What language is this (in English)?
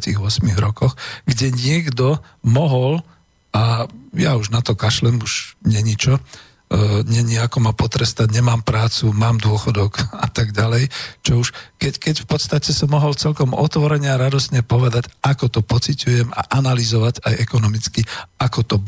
Slovak